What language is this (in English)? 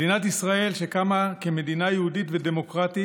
Hebrew